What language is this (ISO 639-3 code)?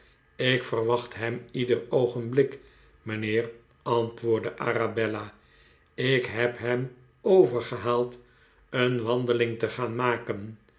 nld